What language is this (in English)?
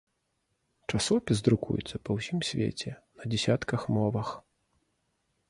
Belarusian